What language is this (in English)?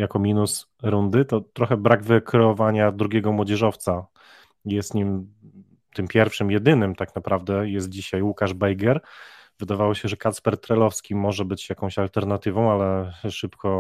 Polish